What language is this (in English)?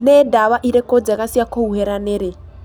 Kikuyu